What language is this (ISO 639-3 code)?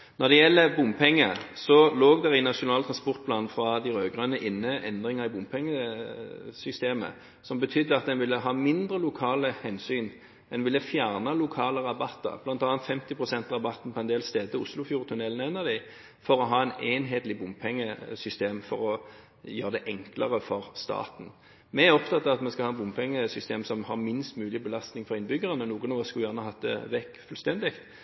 nob